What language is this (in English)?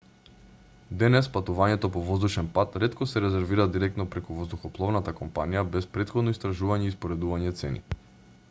Macedonian